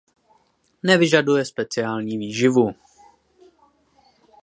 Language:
Czech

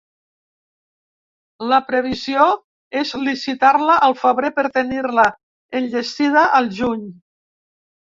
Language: Catalan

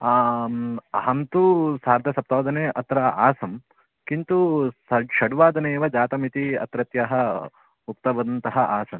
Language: Sanskrit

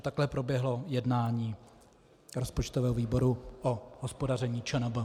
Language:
Czech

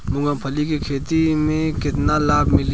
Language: Bhojpuri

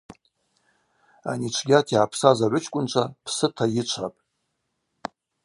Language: Abaza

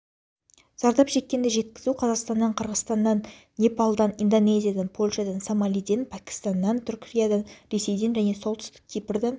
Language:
Kazakh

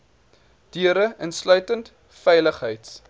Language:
Afrikaans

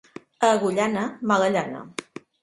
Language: Catalan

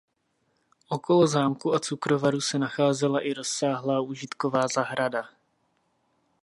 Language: Czech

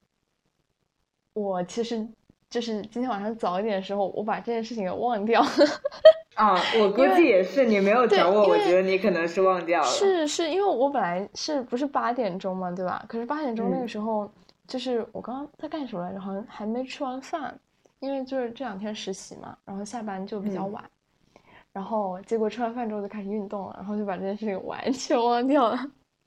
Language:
Chinese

